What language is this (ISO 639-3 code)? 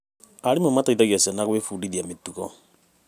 kik